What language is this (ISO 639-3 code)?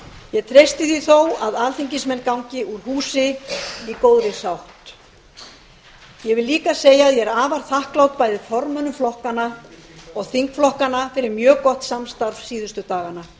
isl